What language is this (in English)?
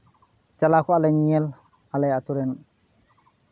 Santali